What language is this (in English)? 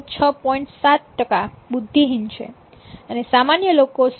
Gujarati